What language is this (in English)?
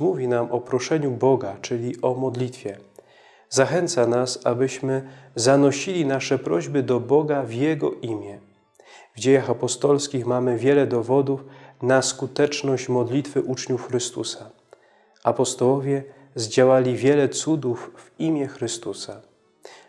Polish